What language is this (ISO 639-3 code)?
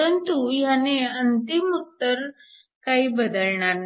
mar